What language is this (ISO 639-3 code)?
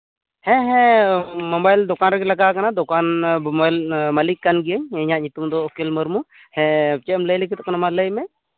sat